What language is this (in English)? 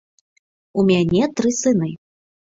Belarusian